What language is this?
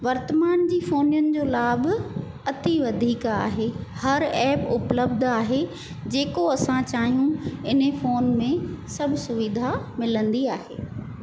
Sindhi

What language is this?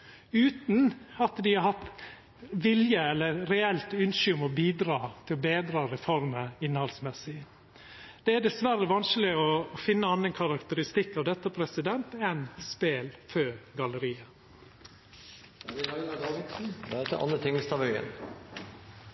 Norwegian Nynorsk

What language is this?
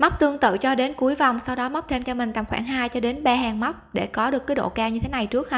Vietnamese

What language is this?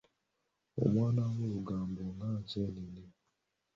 Ganda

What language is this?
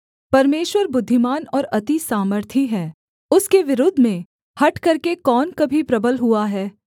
Hindi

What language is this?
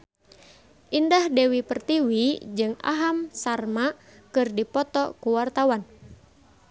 Sundanese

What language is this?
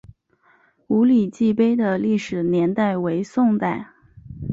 Chinese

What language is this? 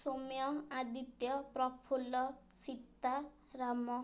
Odia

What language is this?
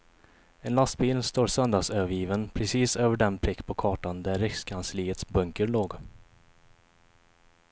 Swedish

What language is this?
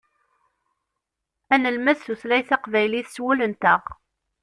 Kabyle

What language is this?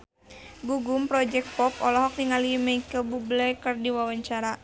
Sundanese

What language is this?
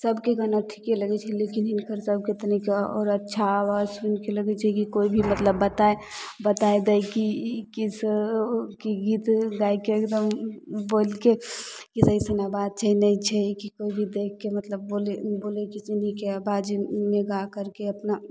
Maithili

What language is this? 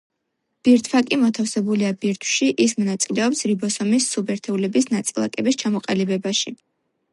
Georgian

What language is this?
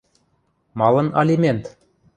Western Mari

